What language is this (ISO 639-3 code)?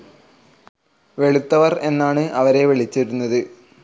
mal